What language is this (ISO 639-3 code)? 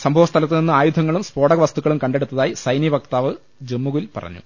mal